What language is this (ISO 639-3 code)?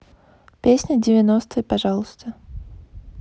rus